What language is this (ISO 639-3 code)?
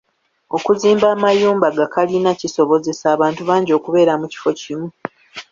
lug